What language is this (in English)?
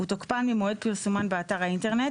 Hebrew